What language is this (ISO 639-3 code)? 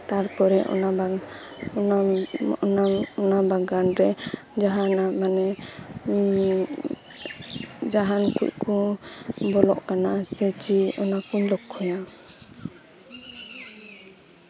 sat